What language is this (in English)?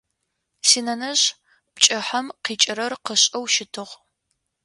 Adyghe